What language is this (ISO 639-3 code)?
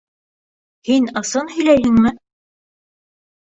bak